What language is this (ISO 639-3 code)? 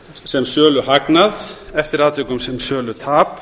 isl